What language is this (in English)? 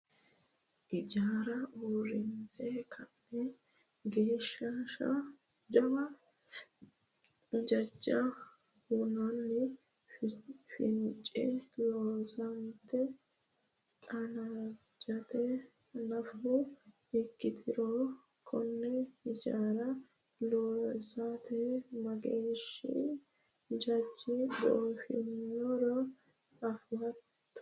Sidamo